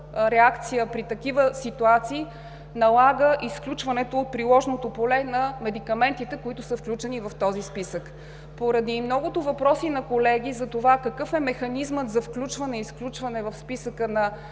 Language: Bulgarian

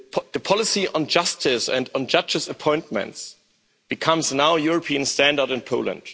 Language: English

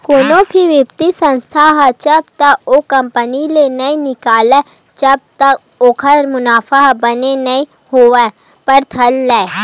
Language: Chhattisgarhi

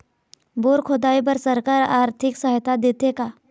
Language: Chhattisgarhi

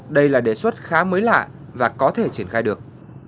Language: Vietnamese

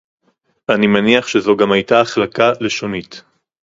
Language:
Hebrew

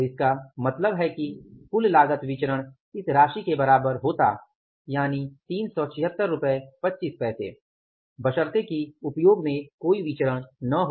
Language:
Hindi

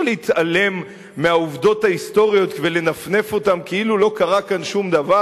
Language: Hebrew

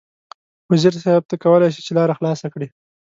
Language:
Pashto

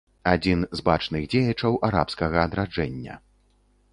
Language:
Belarusian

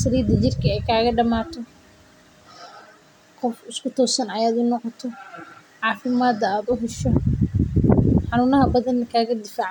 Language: Somali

